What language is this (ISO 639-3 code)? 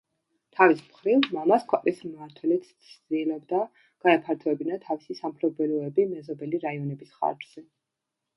kat